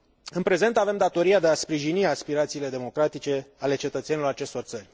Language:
Romanian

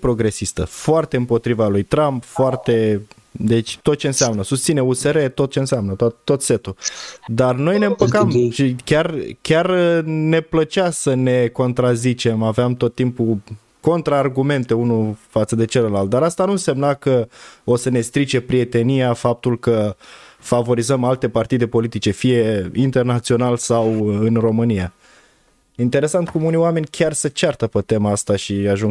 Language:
Romanian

